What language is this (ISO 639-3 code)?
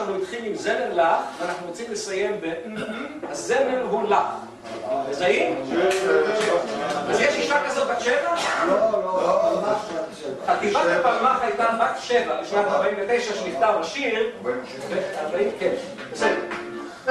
heb